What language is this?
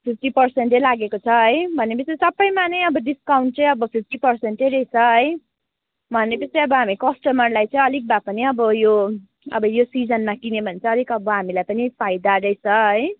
Nepali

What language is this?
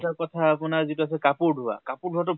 Assamese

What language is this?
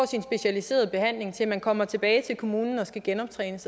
Danish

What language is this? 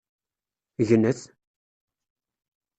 Kabyle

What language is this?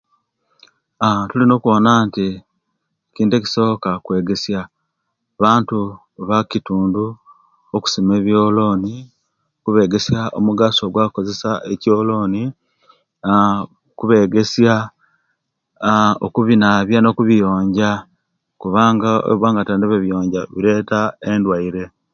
Kenyi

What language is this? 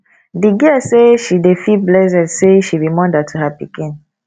Nigerian Pidgin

